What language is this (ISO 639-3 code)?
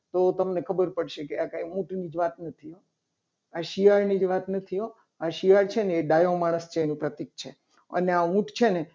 guj